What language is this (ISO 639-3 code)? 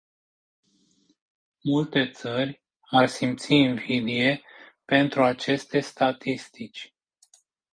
ron